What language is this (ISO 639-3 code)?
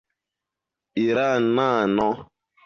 epo